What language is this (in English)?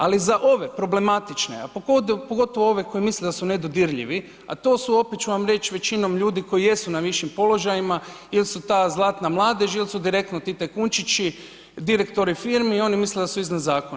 Croatian